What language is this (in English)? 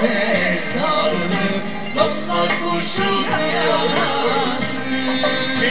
Arabic